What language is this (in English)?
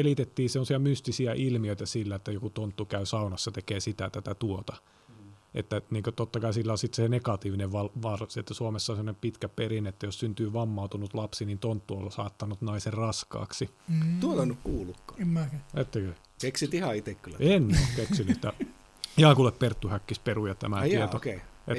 Finnish